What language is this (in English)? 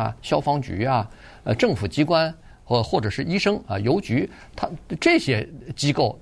Chinese